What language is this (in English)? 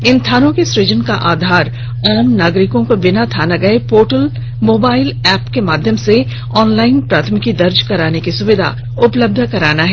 Hindi